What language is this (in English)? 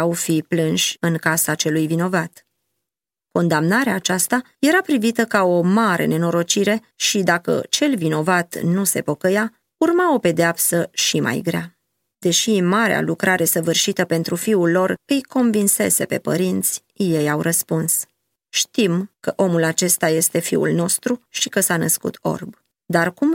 Romanian